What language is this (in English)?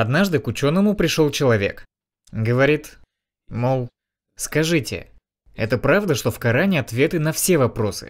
Russian